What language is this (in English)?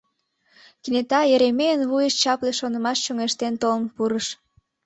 Mari